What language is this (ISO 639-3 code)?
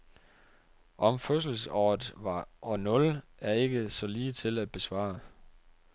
dan